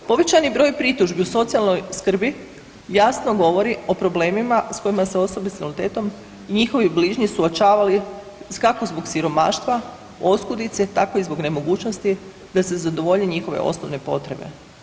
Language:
Croatian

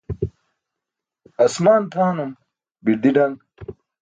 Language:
Burushaski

